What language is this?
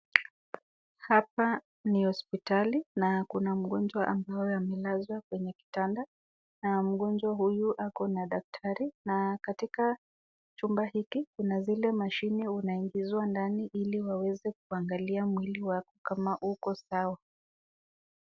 Swahili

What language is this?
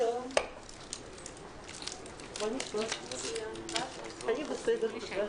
Hebrew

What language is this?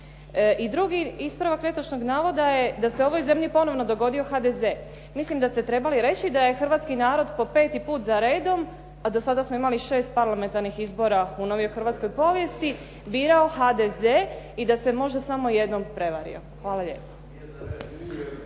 Croatian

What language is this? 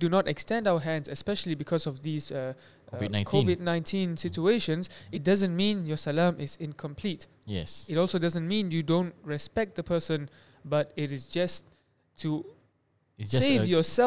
Malay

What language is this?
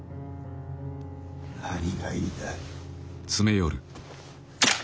Japanese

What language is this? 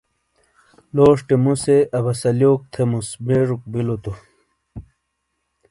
Shina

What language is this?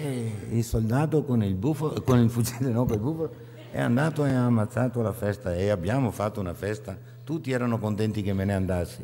Italian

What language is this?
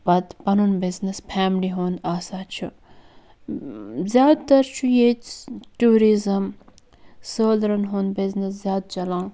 Kashmiri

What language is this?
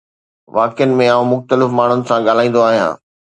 Sindhi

